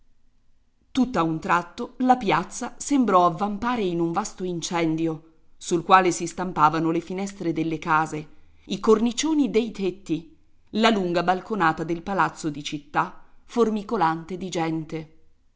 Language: Italian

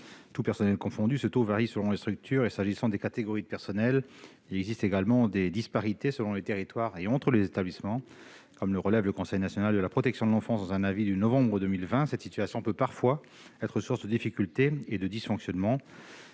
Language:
French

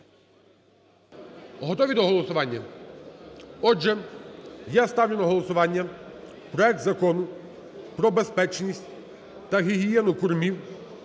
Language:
Ukrainian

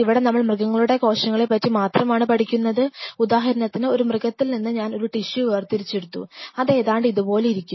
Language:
Malayalam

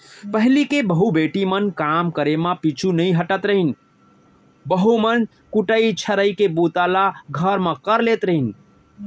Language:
Chhattisgarhi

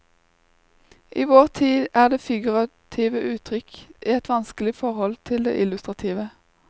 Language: Norwegian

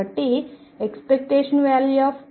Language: Telugu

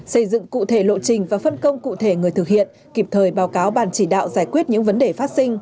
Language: Vietnamese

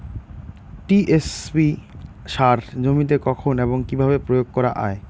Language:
Bangla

